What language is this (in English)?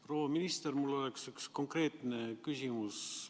Estonian